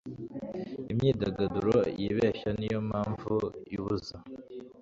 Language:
Kinyarwanda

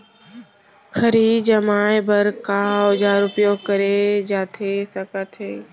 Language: Chhattisgarhi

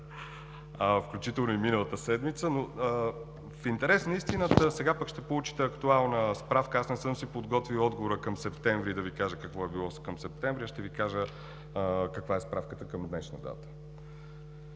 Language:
Bulgarian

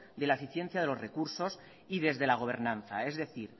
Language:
Spanish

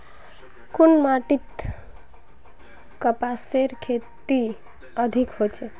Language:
Magahi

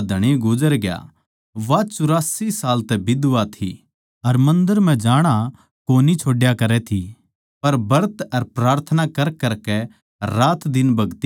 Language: Haryanvi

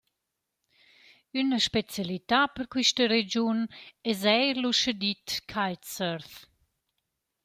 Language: Romansh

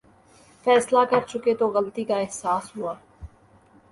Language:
Urdu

